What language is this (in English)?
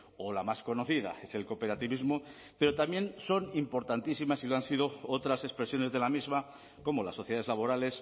Spanish